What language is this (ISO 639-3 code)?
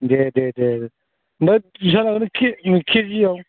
brx